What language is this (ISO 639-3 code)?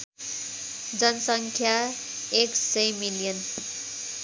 nep